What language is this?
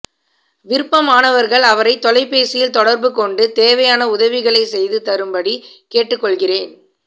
Tamil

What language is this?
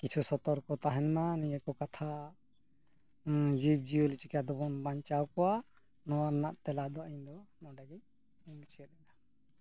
Santali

